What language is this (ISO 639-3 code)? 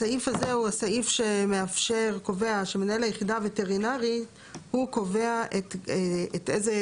heb